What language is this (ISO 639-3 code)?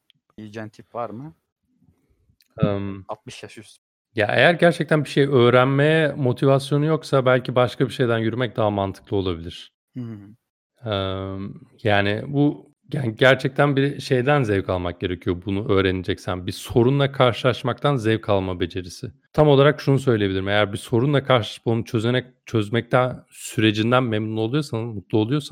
tur